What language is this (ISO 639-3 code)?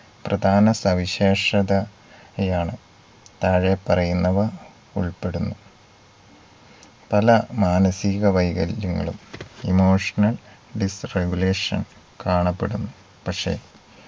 mal